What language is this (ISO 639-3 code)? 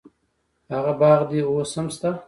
pus